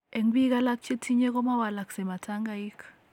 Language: Kalenjin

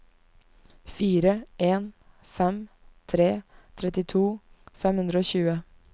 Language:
Norwegian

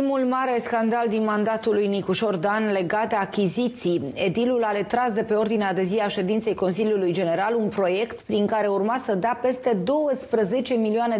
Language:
Romanian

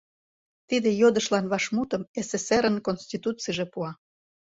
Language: Mari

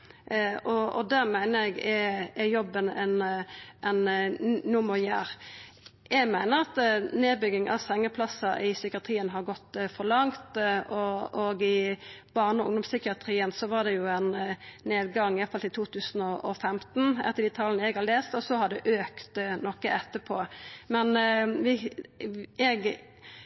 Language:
Norwegian Nynorsk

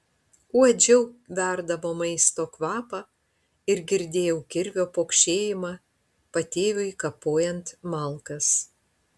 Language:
Lithuanian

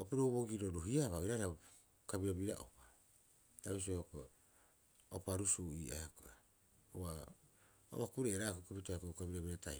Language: Rapoisi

